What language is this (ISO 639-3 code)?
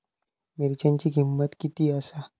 mar